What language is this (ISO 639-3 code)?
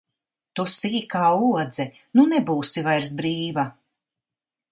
lav